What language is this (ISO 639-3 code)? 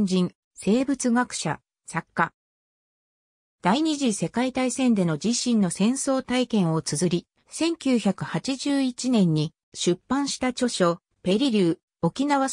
jpn